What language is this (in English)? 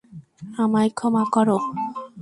Bangla